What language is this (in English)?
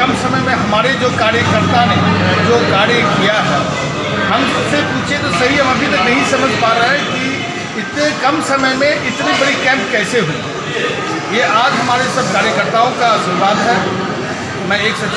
Hindi